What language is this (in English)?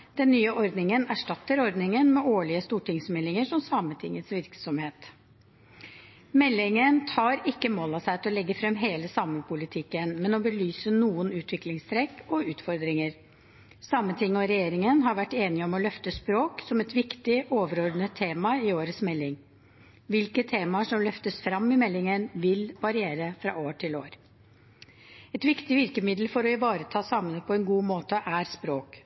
Norwegian Bokmål